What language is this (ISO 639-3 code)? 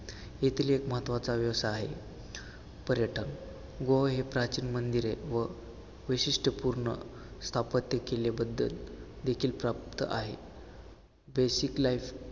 mar